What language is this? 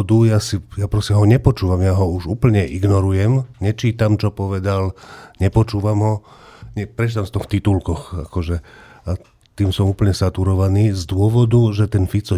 Slovak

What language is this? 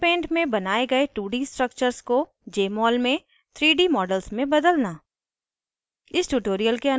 Hindi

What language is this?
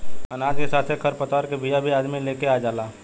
Bhojpuri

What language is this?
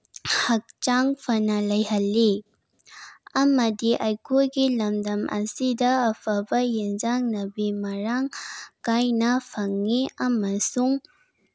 Manipuri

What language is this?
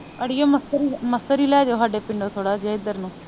Punjabi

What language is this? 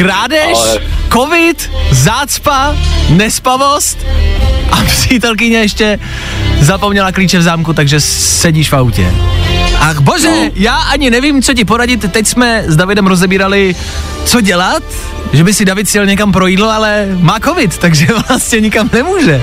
Czech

